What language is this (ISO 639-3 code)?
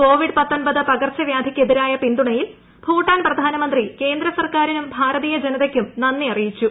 mal